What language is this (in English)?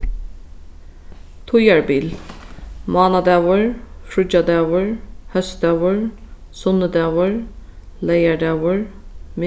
Faroese